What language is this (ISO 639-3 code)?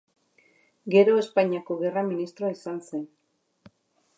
eus